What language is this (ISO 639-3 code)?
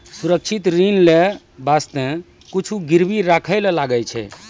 mai